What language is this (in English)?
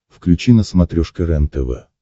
Russian